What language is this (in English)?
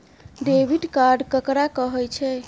Maithili